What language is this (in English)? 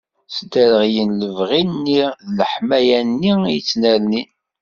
Kabyle